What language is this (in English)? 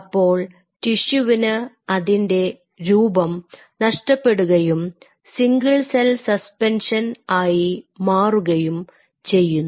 Malayalam